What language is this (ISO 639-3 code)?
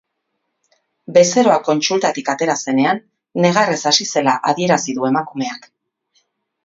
eus